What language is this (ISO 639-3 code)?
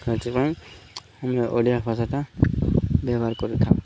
ori